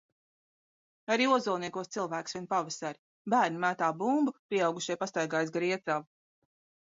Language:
Latvian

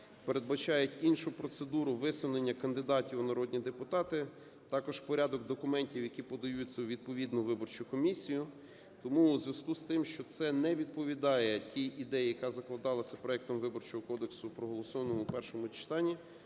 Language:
Ukrainian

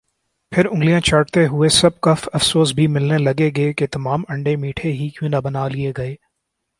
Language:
Urdu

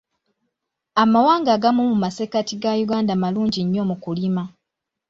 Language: Ganda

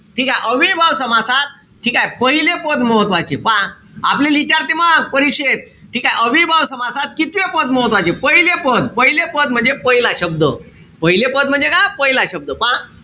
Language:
Marathi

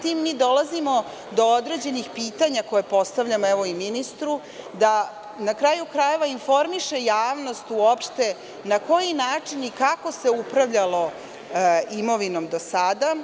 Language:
Serbian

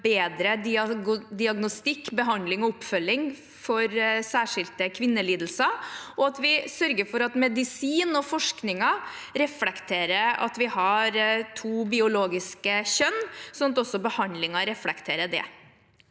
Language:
Norwegian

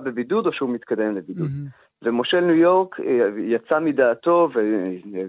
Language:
Hebrew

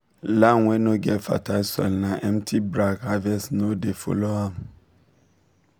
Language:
Nigerian Pidgin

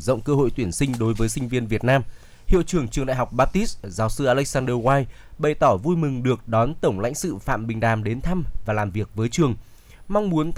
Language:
Vietnamese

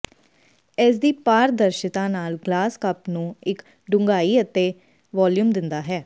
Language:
Punjabi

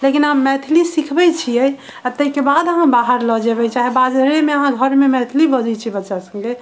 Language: Maithili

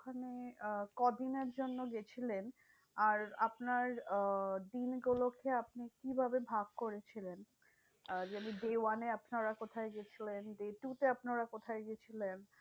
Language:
Bangla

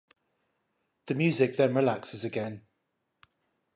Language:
English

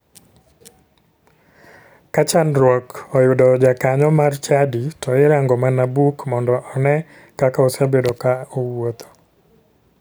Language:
Luo (Kenya and Tanzania)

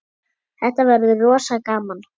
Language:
Icelandic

